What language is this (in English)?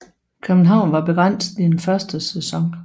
Danish